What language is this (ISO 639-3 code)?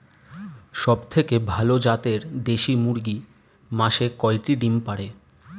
ben